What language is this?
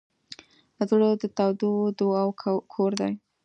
Pashto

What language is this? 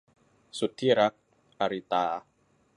Thai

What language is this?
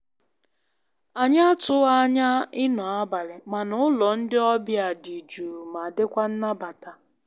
Igbo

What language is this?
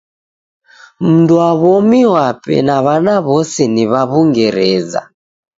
Taita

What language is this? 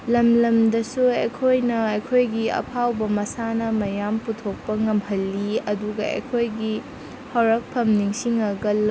Manipuri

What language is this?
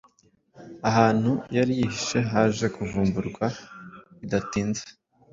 Kinyarwanda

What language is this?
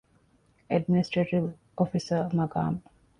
Divehi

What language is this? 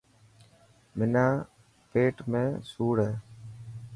Dhatki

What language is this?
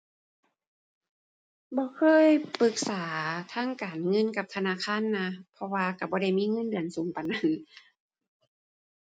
Thai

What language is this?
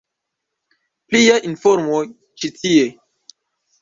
Esperanto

